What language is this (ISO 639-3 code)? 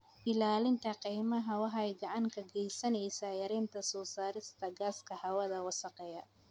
som